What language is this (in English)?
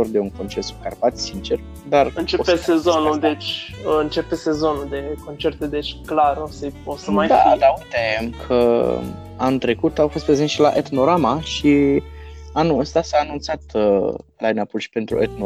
Romanian